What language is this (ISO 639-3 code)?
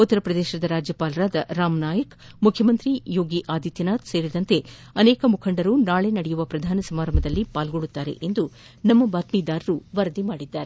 kan